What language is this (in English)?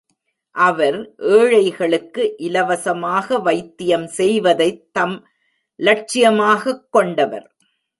Tamil